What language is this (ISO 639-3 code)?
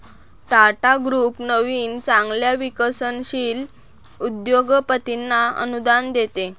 mar